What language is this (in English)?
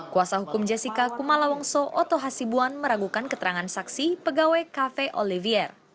Indonesian